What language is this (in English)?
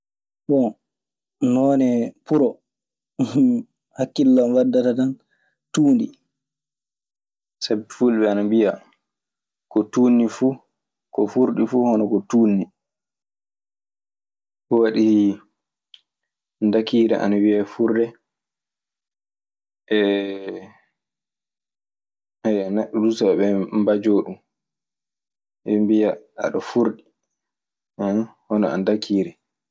Maasina Fulfulde